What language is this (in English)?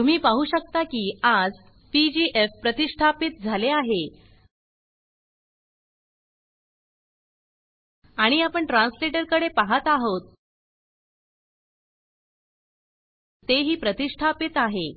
Marathi